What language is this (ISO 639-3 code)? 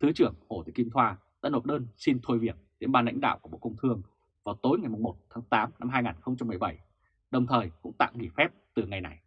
vie